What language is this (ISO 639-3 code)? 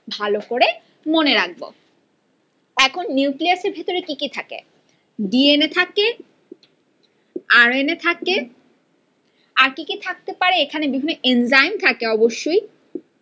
ben